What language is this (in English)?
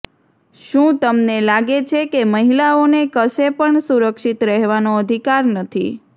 Gujarati